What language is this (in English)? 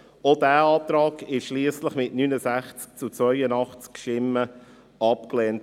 Swiss German